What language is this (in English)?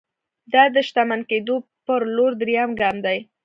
Pashto